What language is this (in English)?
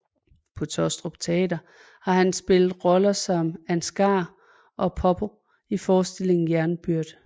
Danish